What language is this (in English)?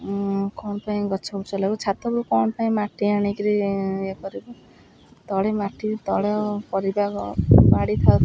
Odia